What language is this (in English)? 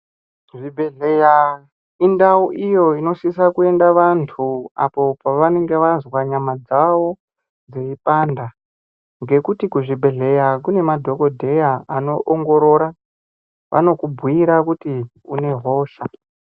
Ndau